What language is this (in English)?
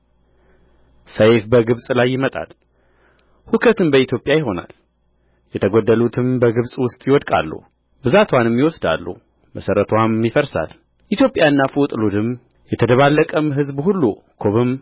Amharic